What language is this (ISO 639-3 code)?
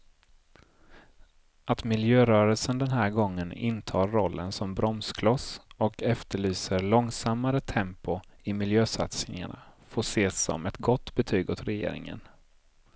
swe